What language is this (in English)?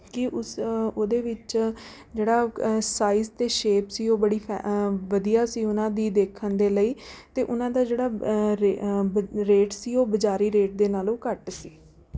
Punjabi